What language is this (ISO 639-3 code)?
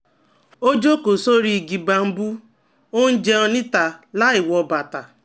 yor